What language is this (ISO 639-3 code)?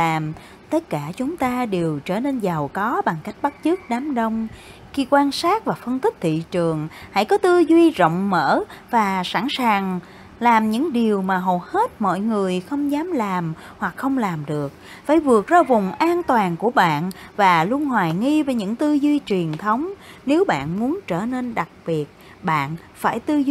vie